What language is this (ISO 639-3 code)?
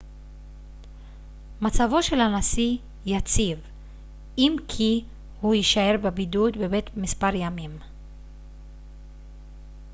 heb